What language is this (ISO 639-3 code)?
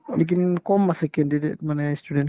asm